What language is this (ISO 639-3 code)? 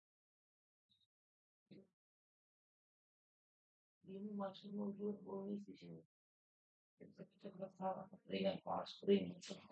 ind